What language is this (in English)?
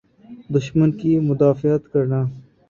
Urdu